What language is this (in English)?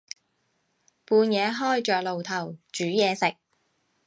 Cantonese